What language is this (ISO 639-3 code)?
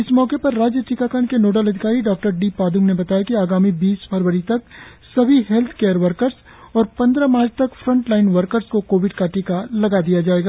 hin